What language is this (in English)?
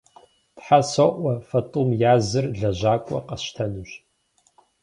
Kabardian